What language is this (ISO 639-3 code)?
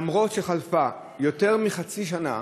heb